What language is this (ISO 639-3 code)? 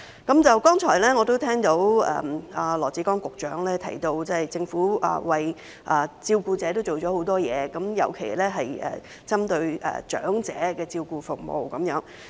yue